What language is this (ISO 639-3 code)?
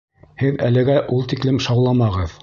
bak